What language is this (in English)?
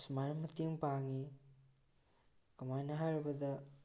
Manipuri